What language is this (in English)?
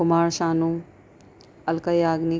Urdu